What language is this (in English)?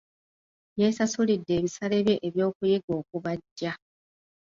Ganda